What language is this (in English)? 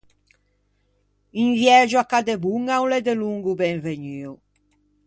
Ligurian